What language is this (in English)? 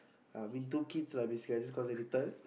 English